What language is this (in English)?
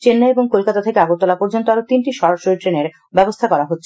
Bangla